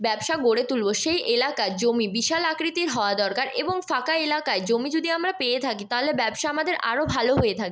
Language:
Bangla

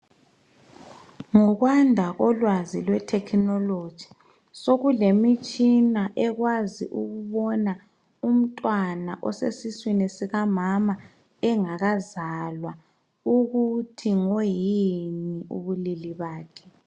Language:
North Ndebele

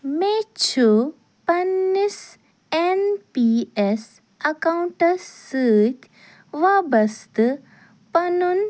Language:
Kashmiri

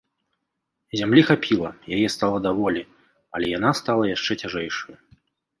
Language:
Belarusian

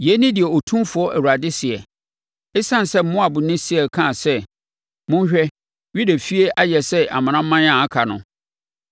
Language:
Akan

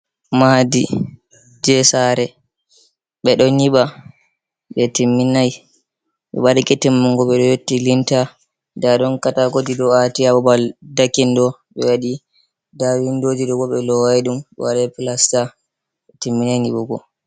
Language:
Fula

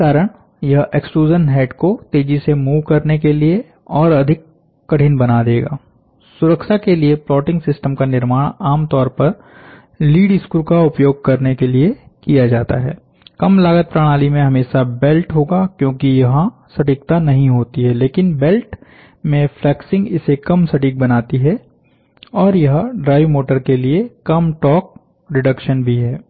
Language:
Hindi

